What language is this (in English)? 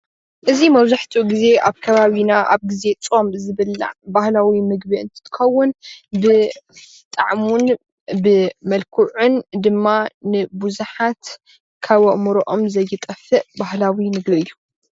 Tigrinya